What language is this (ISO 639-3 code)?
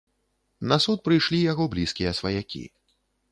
bel